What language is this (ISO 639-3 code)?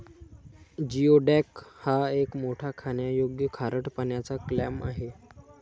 mar